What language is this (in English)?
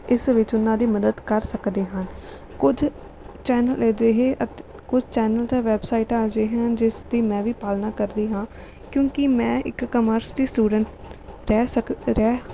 Punjabi